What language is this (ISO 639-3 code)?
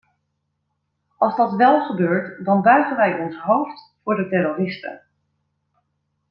nld